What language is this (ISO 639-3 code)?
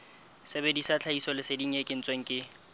sot